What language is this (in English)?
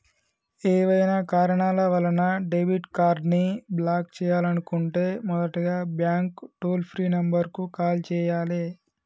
Telugu